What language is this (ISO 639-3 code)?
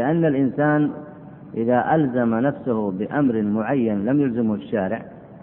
ara